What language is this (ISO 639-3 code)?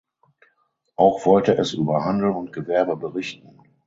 deu